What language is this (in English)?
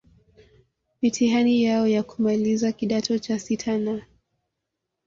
Swahili